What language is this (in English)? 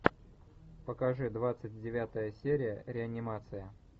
Russian